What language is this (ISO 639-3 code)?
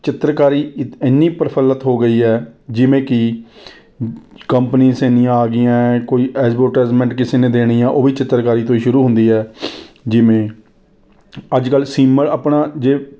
pan